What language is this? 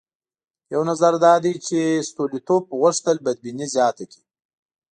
Pashto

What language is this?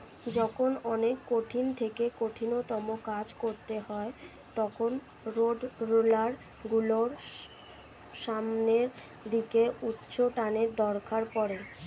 Bangla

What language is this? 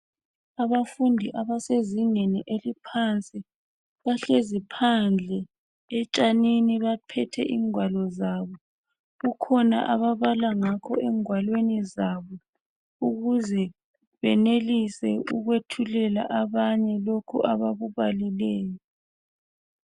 North Ndebele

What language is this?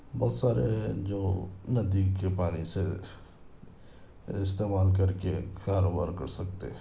Urdu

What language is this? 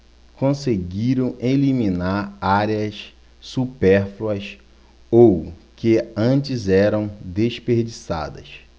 Portuguese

